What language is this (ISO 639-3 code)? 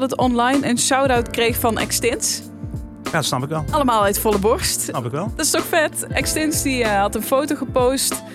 nld